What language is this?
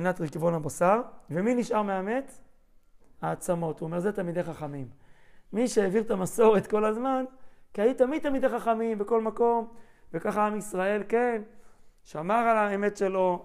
Hebrew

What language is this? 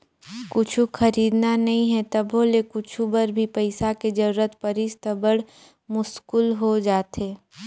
Chhattisgarhi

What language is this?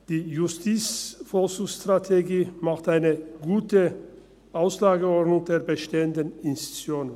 Swiss German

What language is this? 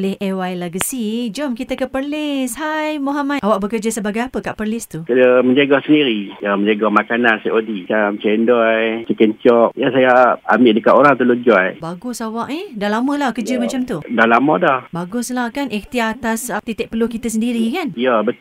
Malay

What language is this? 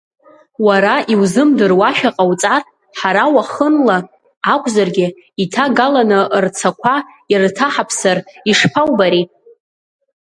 Abkhazian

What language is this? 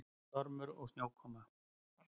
Icelandic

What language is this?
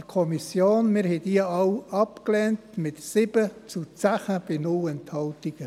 Swiss German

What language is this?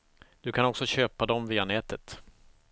Swedish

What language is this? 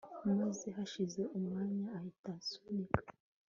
Kinyarwanda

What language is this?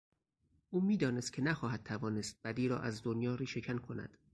Persian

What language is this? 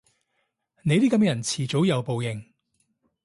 Cantonese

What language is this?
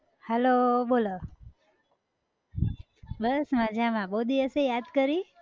Gujarati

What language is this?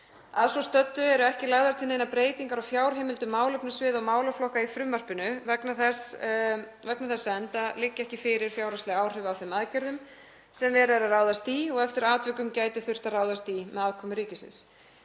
Icelandic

